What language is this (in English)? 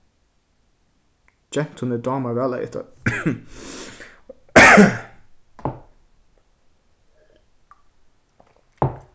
Faroese